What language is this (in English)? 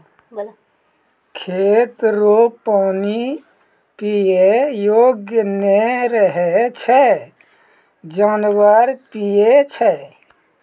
Maithili